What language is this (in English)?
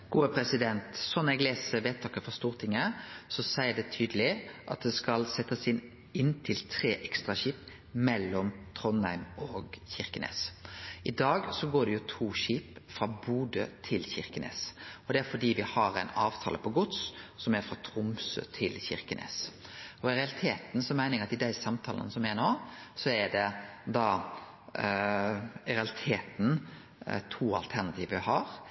Norwegian Nynorsk